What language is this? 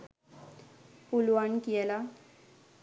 Sinhala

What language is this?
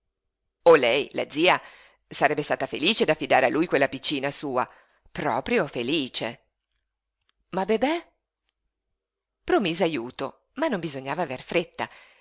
Italian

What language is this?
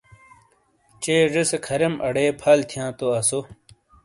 Shina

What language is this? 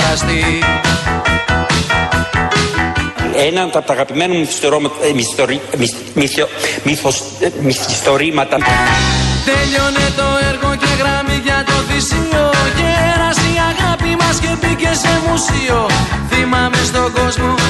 Greek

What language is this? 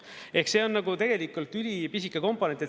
Estonian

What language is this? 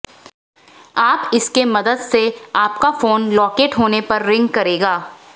Hindi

